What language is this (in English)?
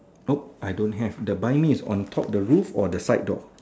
English